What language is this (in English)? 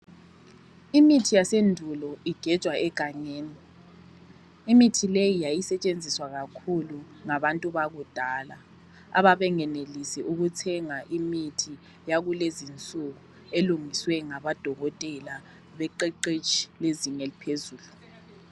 North Ndebele